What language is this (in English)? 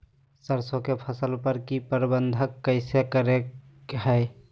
Magahi